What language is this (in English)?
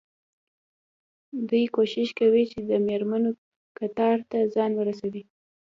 Pashto